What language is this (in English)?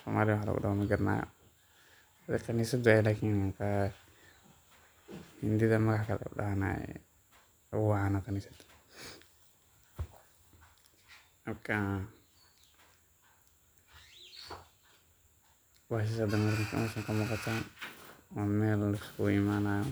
Somali